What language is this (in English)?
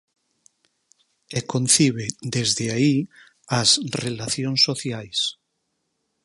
Galician